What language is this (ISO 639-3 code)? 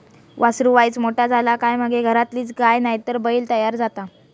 mar